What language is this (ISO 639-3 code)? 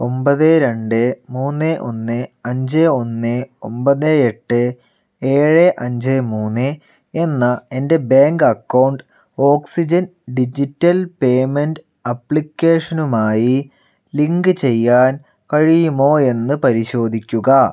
mal